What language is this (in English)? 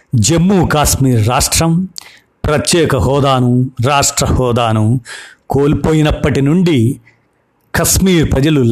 Telugu